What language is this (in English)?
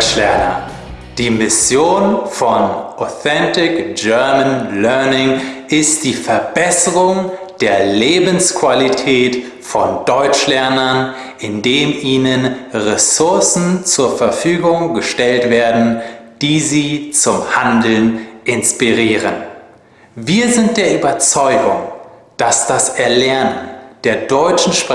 German